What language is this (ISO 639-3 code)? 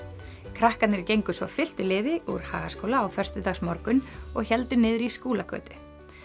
isl